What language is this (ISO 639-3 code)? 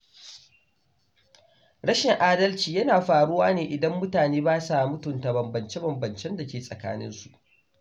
hau